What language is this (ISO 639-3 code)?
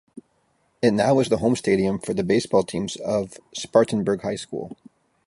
eng